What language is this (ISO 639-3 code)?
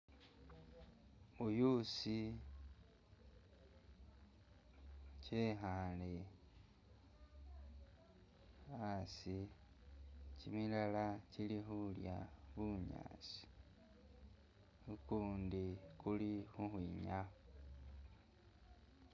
myx